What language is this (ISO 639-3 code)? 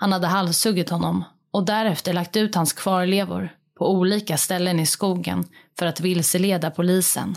swe